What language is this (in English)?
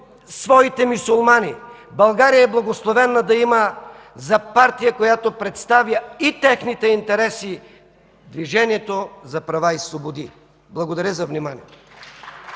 Bulgarian